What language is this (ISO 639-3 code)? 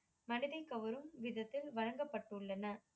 tam